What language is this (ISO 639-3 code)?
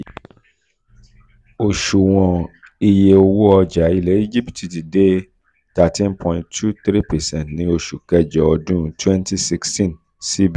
yor